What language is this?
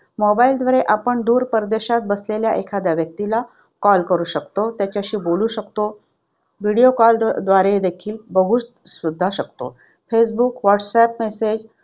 Marathi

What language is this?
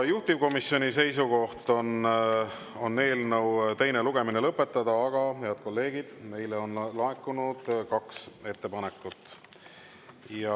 Estonian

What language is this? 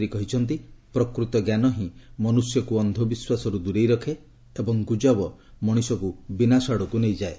Odia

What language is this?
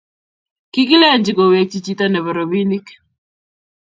Kalenjin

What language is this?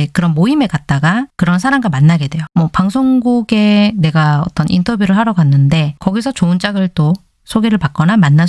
Korean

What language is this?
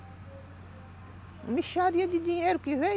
Portuguese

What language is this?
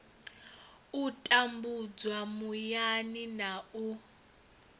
Venda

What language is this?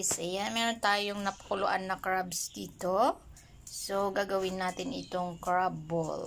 Filipino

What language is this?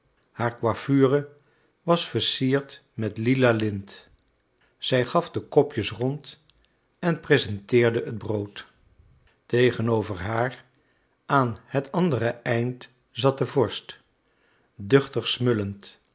Dutch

